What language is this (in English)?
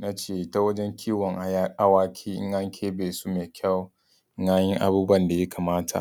Hausa